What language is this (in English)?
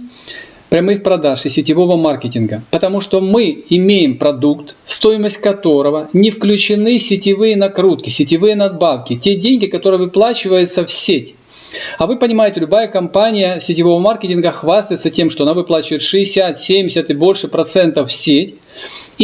Russian